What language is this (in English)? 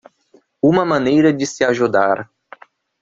Portuguese